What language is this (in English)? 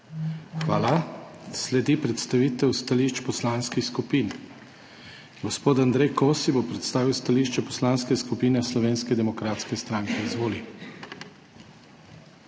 Slovenian